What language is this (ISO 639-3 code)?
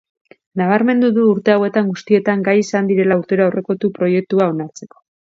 eus